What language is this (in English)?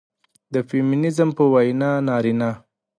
Pashto